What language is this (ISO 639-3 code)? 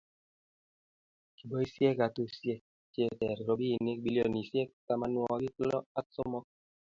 kln